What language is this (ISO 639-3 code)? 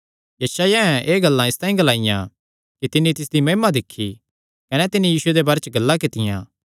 xnr